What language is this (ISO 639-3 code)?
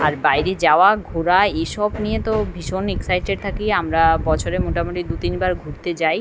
ben